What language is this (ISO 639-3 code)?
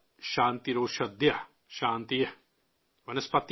urd